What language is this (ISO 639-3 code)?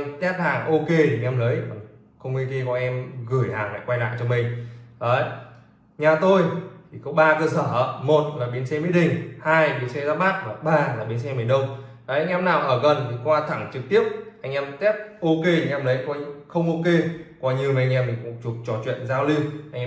vie